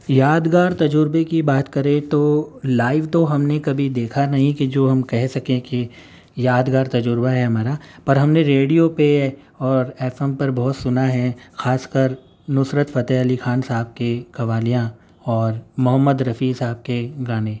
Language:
Urdu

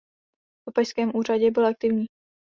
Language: Czech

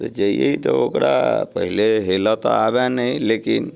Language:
Maithili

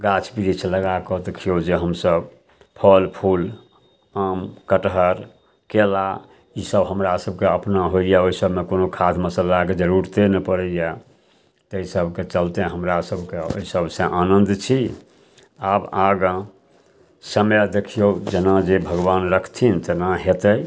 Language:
Maithili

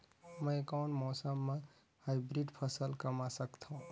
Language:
Chhattisgarhi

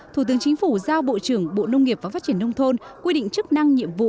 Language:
Vietnamese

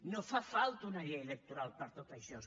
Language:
Catalan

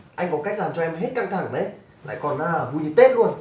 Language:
Vietnamese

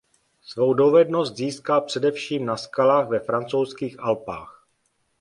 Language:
Czech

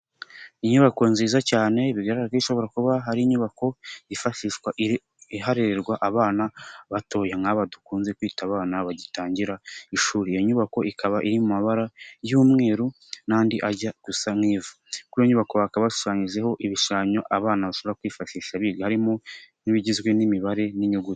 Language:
Kinyarwanda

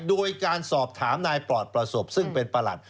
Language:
Thai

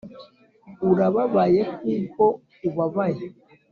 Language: Kinyarwanda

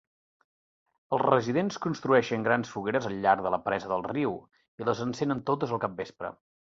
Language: Catalan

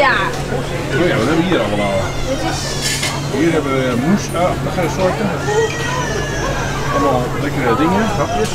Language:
Dutch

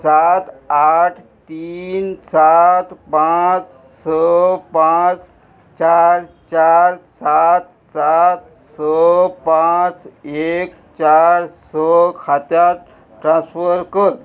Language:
Konkani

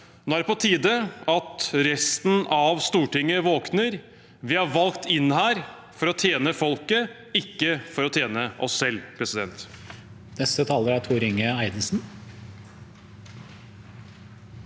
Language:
Norwegian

